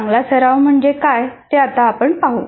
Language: Marathi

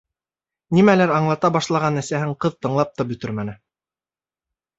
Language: Bashkir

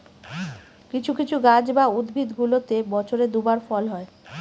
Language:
Bangla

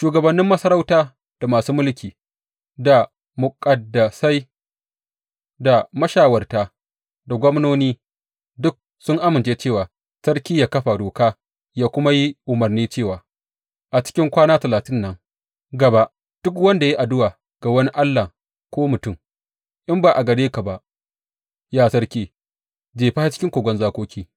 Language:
Hausa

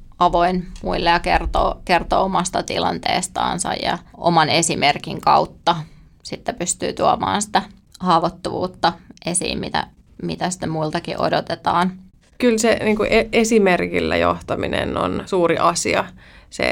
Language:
Finnish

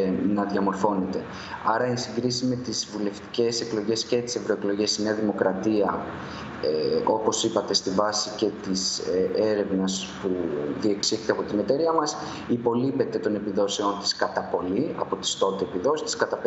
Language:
Greek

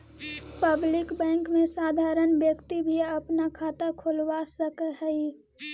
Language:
Magahi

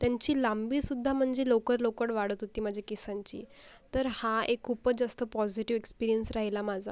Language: Marathi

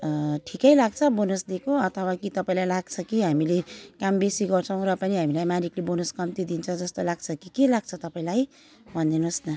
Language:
Nepali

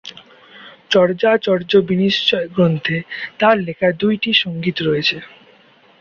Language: Bangla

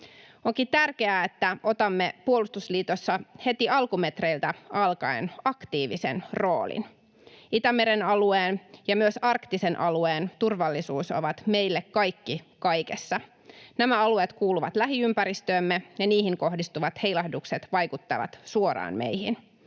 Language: Finnish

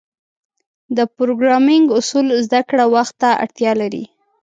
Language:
Pashto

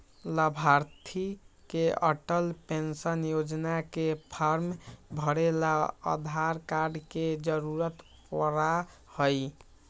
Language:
Magahi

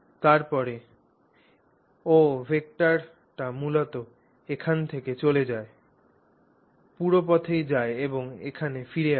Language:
Bangla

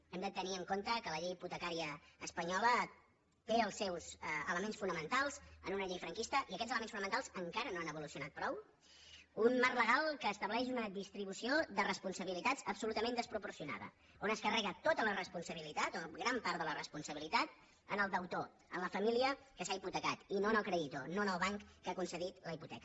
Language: Catalan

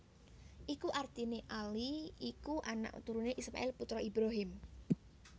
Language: Javanese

